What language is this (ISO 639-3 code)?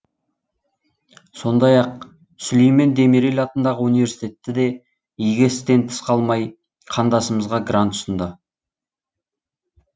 kaz